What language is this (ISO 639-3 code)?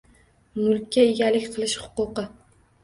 uzb